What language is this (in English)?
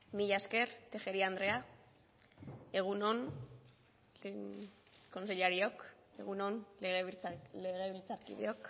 Basque